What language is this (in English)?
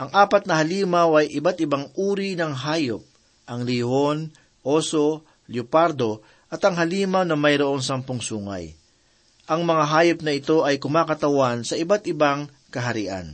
Filipino